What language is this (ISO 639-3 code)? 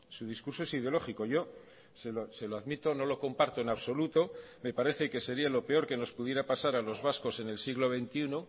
spa